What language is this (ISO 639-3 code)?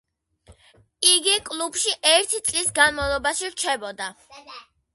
kat